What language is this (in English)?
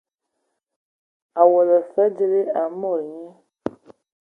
Ewondo